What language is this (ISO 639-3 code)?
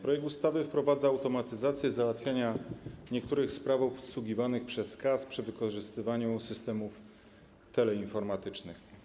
pol